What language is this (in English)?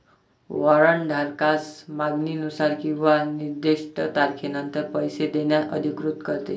Marathi